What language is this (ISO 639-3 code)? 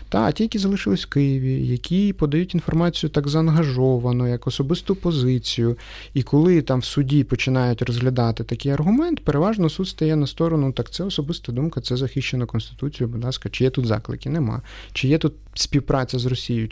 ukr